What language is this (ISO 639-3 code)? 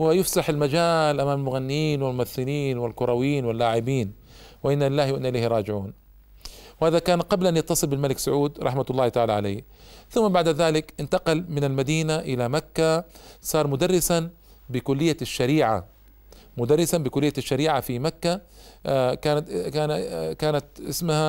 ara